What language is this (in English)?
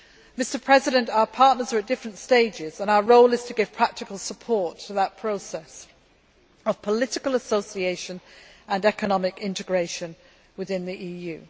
English